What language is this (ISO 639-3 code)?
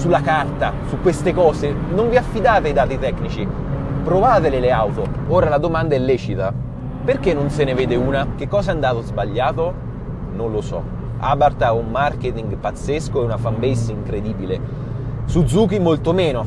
ita